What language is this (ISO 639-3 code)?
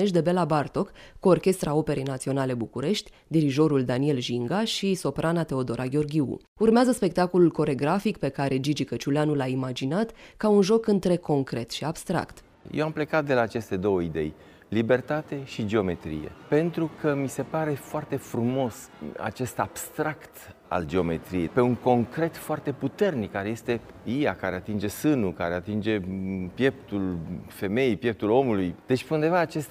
ron